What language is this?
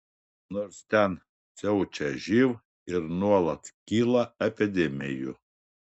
Lithuanian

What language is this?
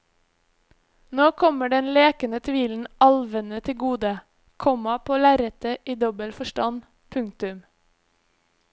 Norwegian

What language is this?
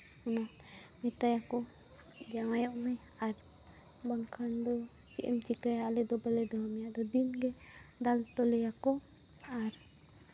Santali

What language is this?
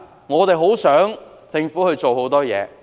Cantonese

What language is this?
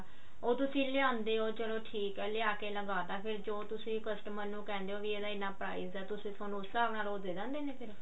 Punjabi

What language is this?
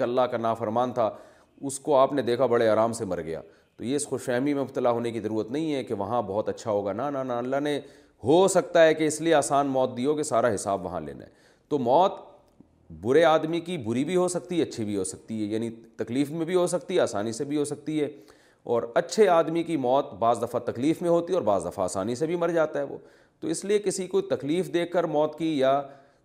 Urdu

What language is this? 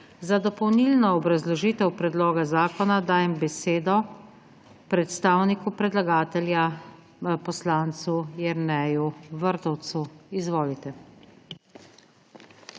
Slovenian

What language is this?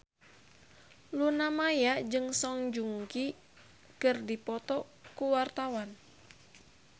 Sundanese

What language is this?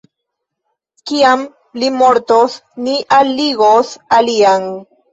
Esperanto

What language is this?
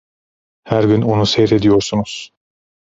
Turkish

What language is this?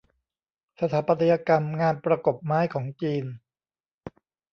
Thai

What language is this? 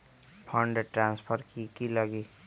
Magahi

